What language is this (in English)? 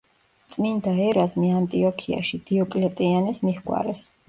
Georgian